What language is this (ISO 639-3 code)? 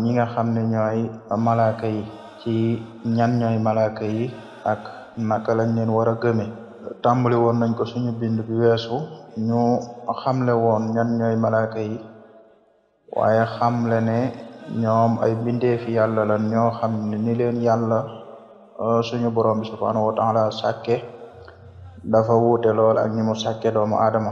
ara